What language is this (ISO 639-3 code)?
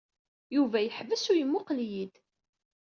kab